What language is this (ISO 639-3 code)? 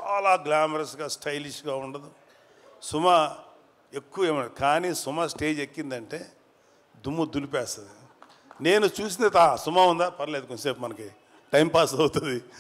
tel